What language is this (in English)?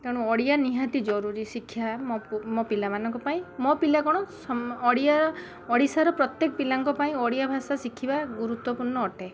Odia